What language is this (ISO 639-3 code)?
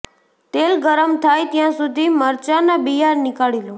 guj